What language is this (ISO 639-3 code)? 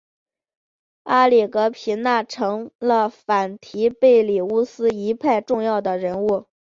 zho